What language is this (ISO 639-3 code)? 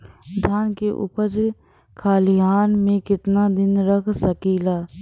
bho